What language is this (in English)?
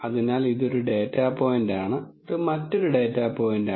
Malayalam